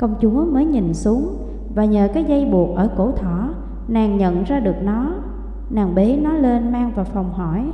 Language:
Vietnamese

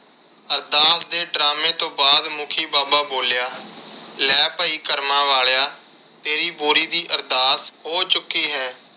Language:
Punjabi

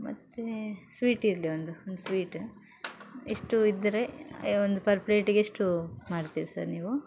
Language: Kannada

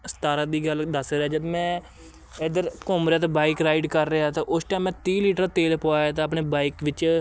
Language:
Punjabi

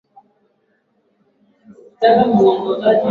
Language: Swahili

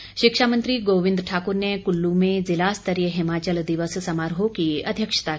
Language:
Hindi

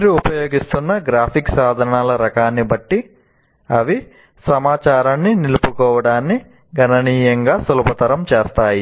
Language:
Telugu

